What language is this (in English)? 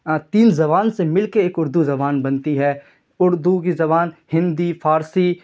Urdu